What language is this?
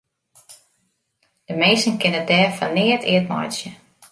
Western Frisian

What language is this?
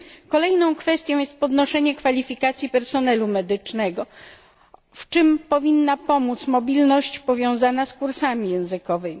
Polish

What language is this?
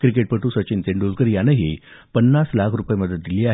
Marathi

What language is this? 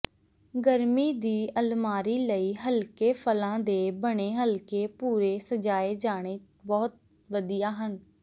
Punjabi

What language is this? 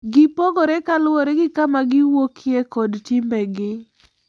Luo (Kenya and Tanzania)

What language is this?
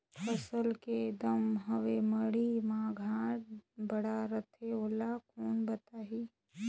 Chhattisgarhi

